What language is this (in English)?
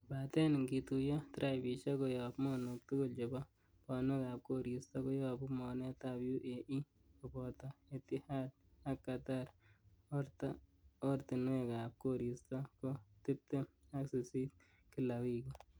Kalenjin